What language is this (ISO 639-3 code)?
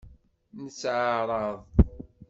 kab